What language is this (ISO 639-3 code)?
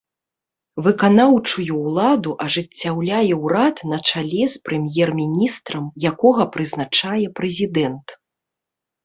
bel